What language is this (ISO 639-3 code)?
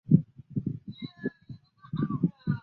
zho